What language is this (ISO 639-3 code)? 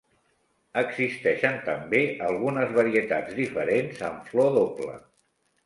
cat